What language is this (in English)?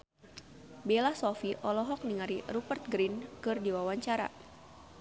Sundanese